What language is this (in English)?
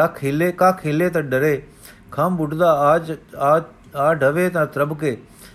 Punjabi